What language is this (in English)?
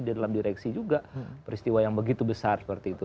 Indonesian